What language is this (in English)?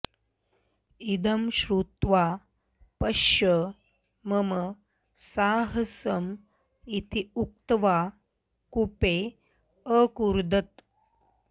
Sanskrit